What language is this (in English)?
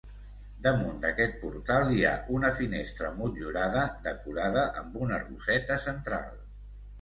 Catalan